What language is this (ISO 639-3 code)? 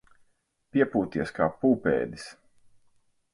lav